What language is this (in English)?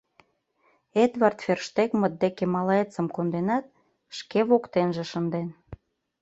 Mari